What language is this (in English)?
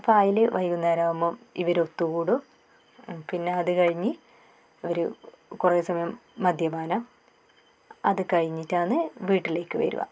Malayalam